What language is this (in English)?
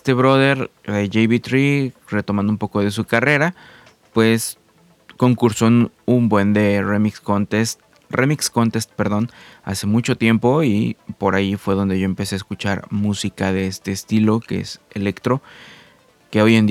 Spanish